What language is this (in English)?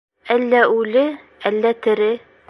Bashkir